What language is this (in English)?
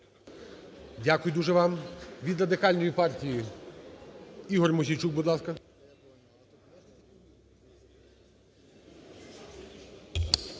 Ukrainian